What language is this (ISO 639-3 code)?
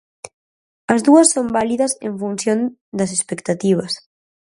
glg